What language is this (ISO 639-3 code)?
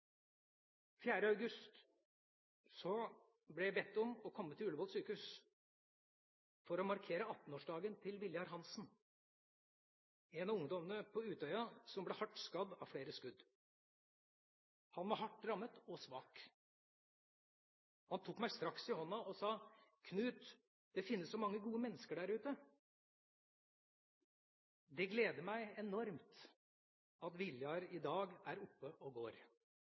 nob